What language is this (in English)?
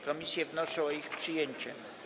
Polish